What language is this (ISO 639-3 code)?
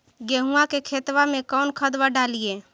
mag